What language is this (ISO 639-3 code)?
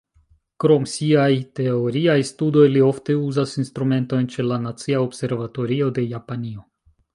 epo